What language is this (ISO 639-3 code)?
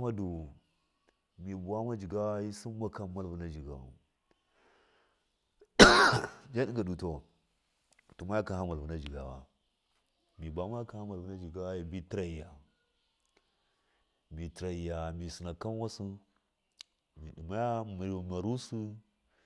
mkf